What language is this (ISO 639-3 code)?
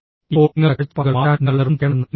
mal